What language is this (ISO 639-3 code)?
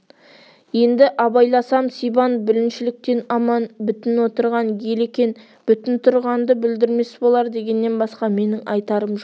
kaz